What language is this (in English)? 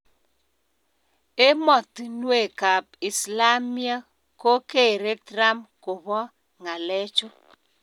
Kalenjin